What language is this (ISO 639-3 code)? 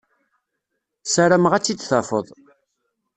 kab